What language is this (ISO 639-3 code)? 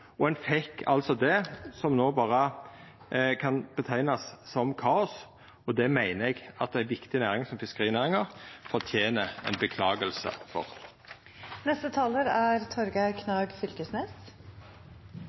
nno